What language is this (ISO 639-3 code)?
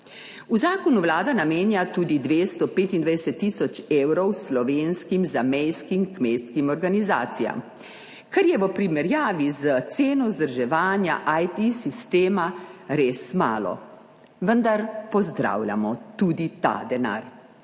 slv